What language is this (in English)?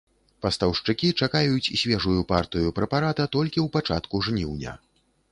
Belarusian